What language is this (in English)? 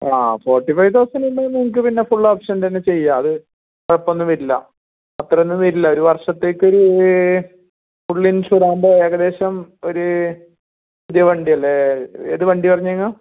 Malayalam